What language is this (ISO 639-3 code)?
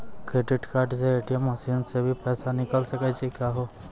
mai